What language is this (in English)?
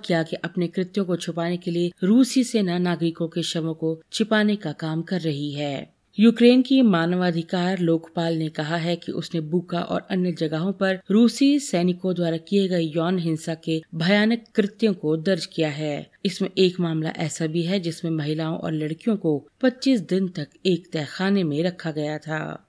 Hindi